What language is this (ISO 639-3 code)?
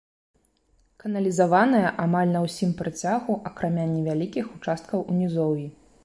bel